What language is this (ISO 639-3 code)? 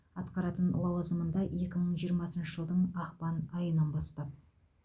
kaz